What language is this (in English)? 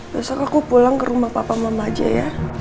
Indonesian